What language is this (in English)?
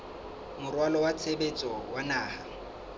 Southern Sotho